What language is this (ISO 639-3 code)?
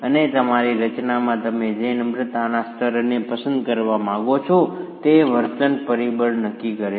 guj